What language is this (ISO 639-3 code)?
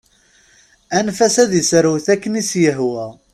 kab